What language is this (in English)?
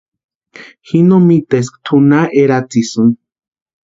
Western Highland Purepecha